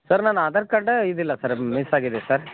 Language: Kannada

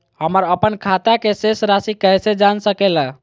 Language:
Magahi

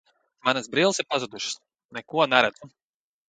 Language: Latvian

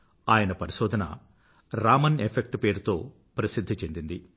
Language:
Telugu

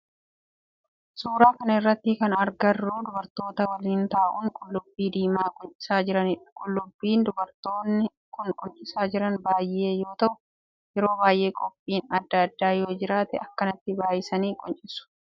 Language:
Oromo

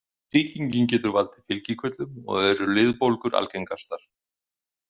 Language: Icelandic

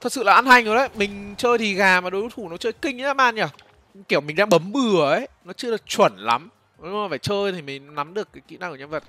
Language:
Vietnamese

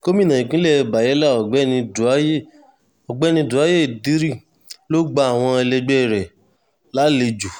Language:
Yoruba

